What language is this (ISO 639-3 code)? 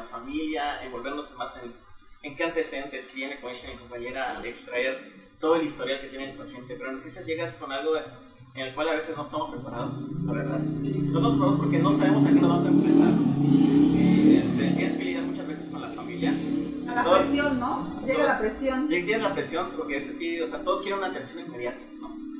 spa